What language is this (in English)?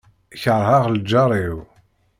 Kabyle